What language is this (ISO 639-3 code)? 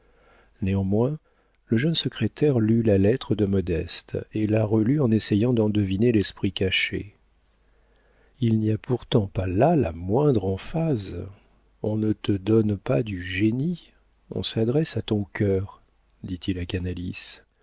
fra